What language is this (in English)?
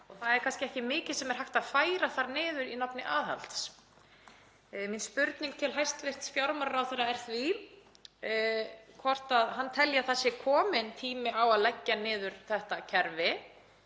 Icelandic